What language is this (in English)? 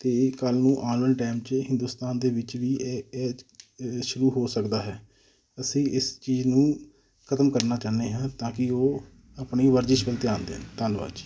Punjabi